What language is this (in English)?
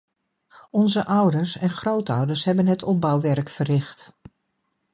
Dutch